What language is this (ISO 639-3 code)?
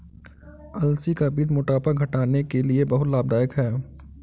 hin